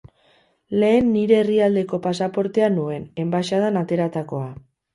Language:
Basque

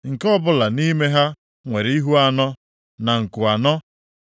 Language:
Igbo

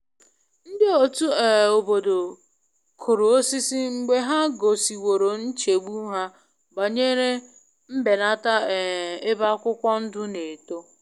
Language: Igbo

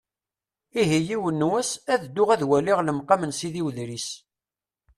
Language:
Kabyle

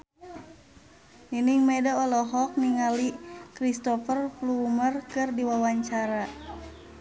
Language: Sundanese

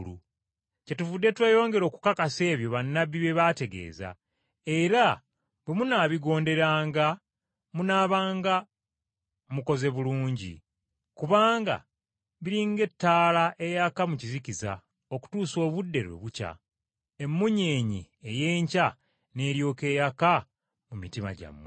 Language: Ganda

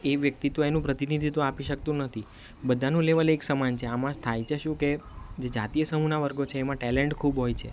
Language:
Gujarati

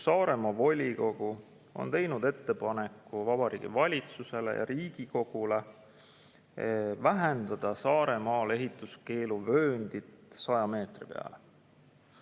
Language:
Estonian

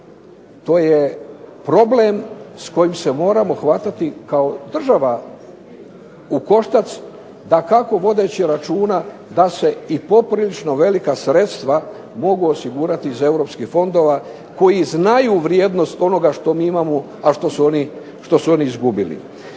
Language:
Croatian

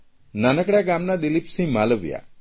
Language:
Gujarati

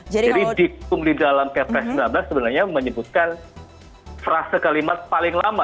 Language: Indonesian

